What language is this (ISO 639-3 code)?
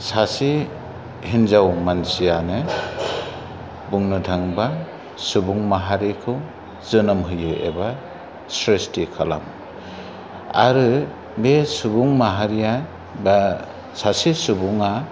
brx